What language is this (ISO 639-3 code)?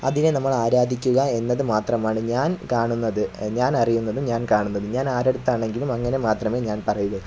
mal